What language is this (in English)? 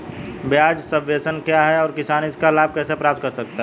Hindi